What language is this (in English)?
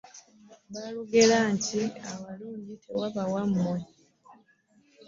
Ganda